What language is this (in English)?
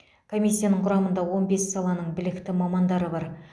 Kazakh